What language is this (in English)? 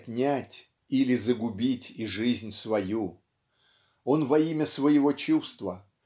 Russian